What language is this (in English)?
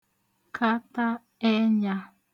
Igbo